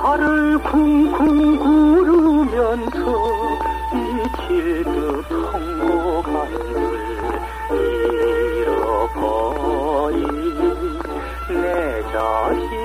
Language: Arabic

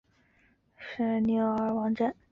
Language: Chinese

